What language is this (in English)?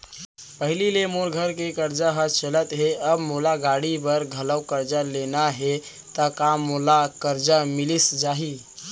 Chhattisgarhi